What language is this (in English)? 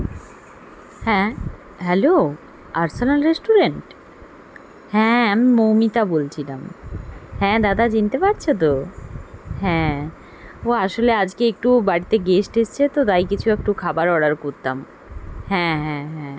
Bangla